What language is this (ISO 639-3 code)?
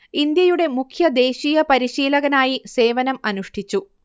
mal